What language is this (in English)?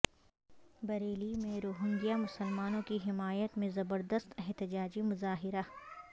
Urdu